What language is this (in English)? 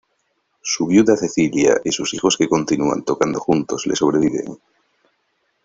Spanish